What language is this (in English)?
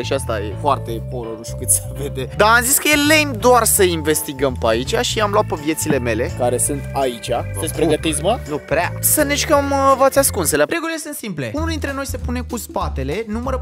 Romanian